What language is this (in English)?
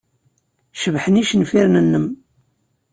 Kabyle